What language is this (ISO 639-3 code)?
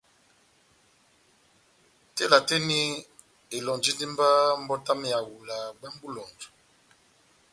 bnm